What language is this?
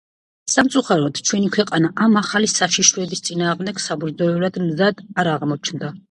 Georgian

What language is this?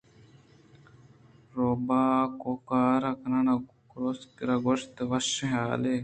Eastern Balochi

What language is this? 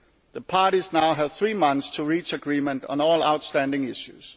English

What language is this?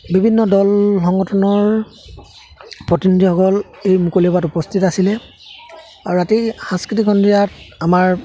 Assamese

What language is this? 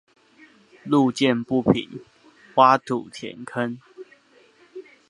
Chinese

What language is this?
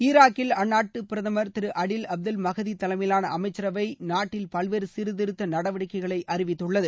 Tamil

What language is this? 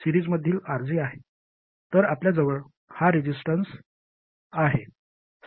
Marathi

